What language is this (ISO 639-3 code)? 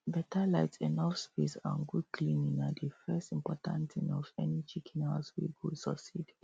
pcm